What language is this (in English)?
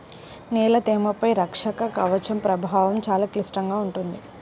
Telugu